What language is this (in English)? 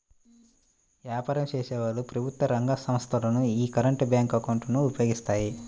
Telugu